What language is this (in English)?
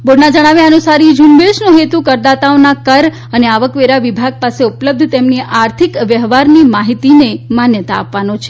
Gujarati